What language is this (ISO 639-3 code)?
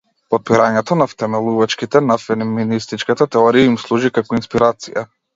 mkd